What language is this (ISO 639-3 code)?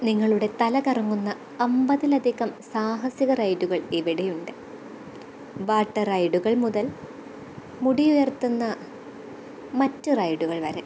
mal